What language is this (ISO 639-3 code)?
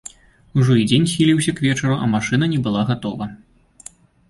bel